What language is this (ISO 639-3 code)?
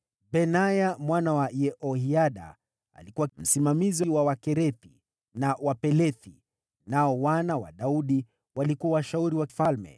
swa